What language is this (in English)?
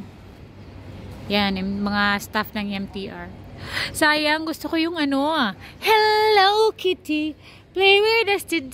Filipino